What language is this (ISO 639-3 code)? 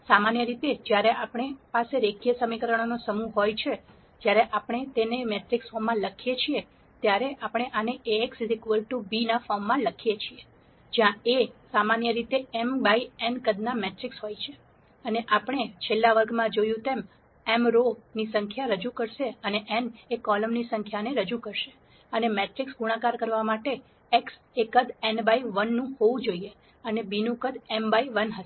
guj